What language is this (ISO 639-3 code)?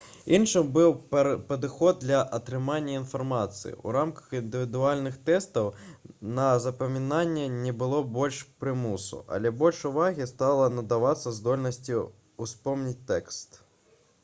bel